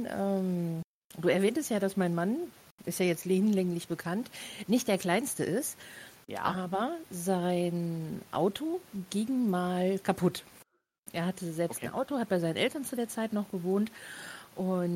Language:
German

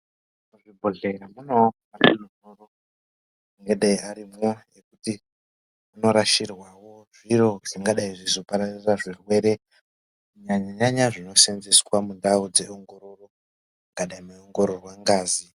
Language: Ndau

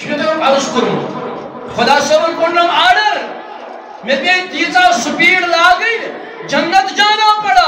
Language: Turkish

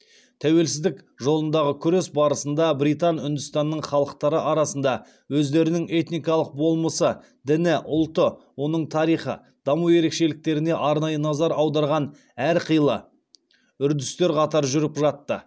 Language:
Kazakh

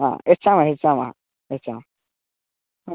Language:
Sanskrit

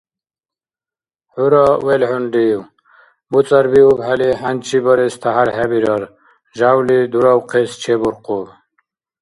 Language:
Dargwa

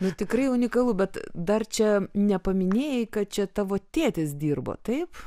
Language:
Lithuanian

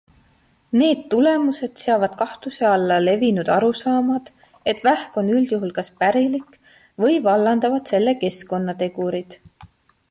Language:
Estonian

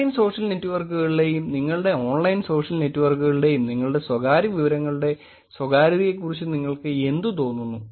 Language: Malayalam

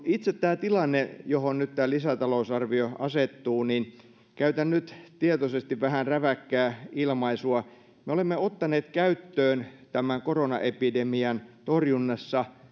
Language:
Finnish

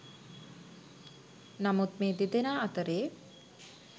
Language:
Sinhala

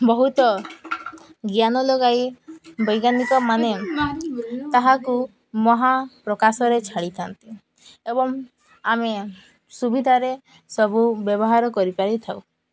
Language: Odia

